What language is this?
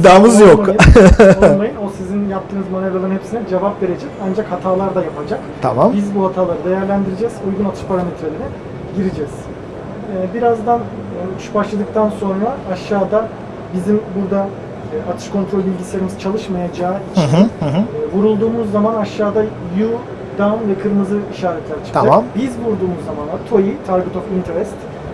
Turkish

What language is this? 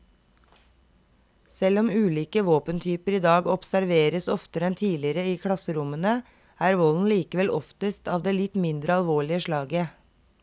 Norwegian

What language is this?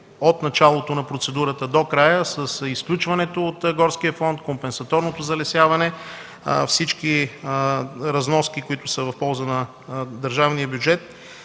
Bulgarian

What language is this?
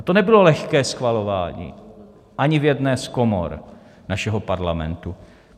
Czech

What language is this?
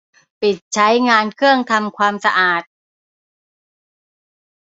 Thai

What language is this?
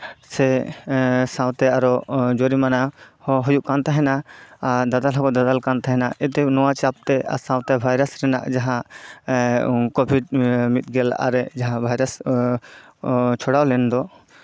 Santali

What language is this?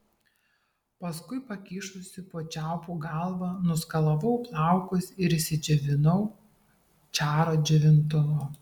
Lithuanian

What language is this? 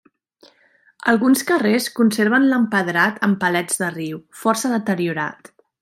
Catalan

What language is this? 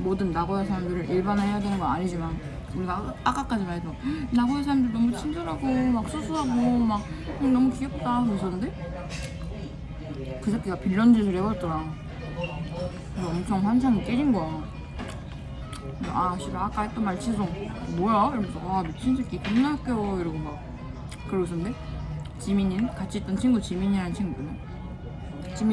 Korean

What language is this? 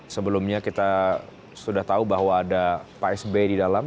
Indonesian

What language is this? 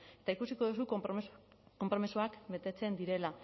Basque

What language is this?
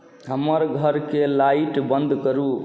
Maithili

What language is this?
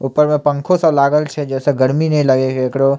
Maithili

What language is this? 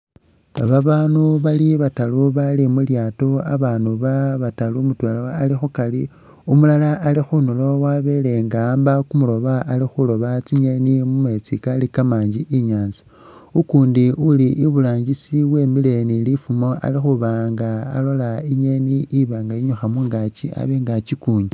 Masaaba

